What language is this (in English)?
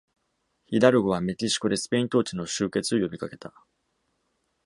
Japanese